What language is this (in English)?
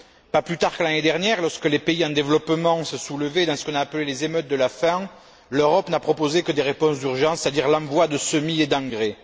French